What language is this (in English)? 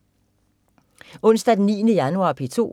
Danish